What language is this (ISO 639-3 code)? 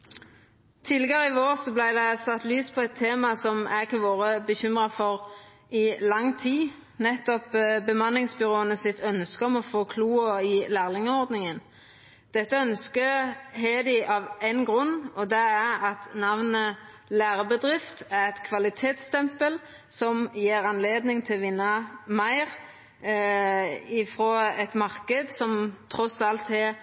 nno